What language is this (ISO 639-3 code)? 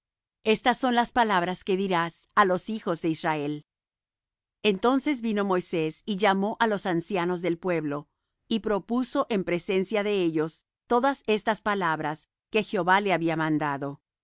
spa